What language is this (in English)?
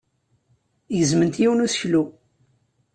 Kabyle